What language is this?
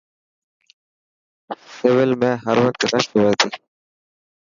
Dhatki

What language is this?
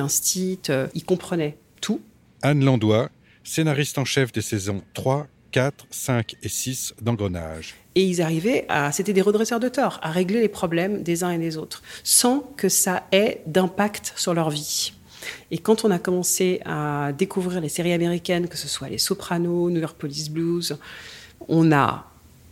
French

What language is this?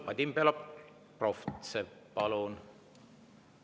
Estonian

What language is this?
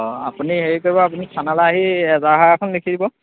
Assamese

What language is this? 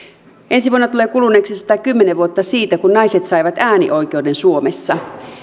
Finnish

